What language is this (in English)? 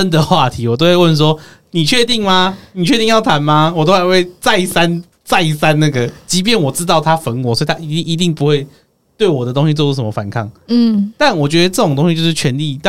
Chinese